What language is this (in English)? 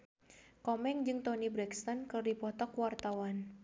Sundanese